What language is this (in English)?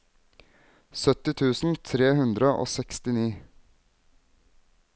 Norwegian